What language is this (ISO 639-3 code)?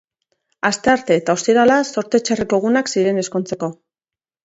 eus